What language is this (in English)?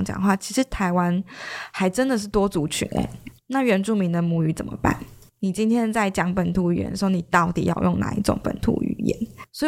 Chinese